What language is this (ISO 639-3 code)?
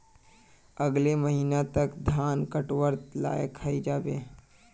mag